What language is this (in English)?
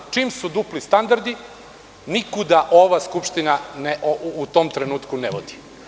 Serbian